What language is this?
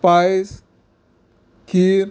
Konkani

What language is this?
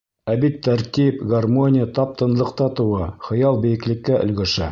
Bashkir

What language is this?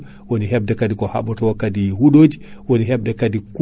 Fula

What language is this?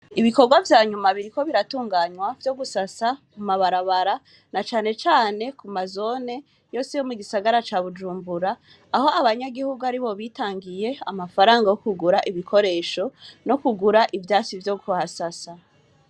Rundi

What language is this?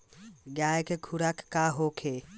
Bhojpuri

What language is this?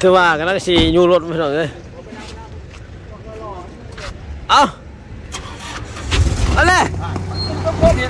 Thai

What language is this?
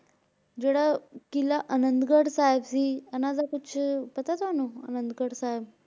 Punjabi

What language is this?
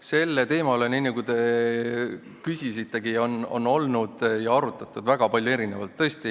Estonian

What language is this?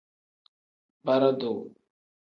Tem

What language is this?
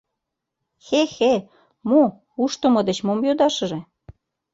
Mari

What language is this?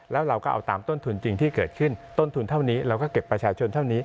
Thai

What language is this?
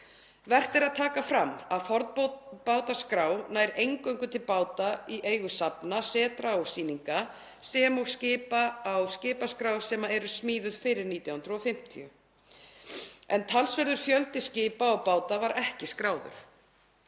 Icelandic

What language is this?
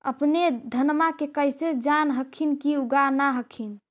Magahi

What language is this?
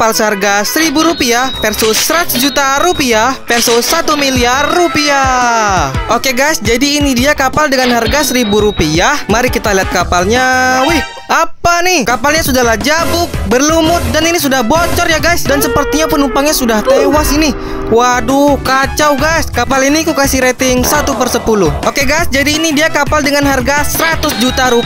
Indonesian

